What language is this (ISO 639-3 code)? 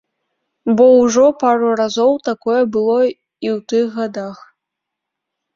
bel